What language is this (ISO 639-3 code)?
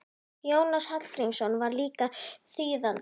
isl